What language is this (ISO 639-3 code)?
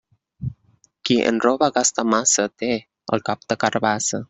cat